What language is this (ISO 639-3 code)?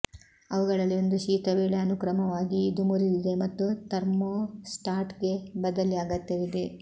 kan